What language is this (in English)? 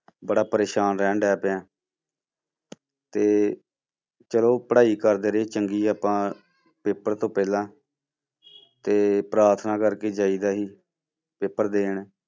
Punjabi